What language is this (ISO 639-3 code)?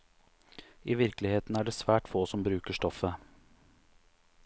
nor